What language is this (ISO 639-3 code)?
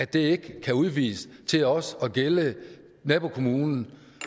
dan